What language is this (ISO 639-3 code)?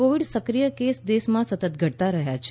guj